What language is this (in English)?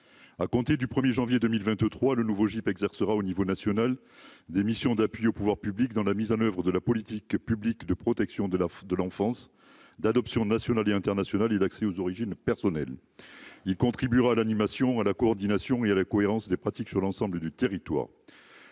French